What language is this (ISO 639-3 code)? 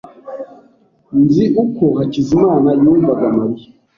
kin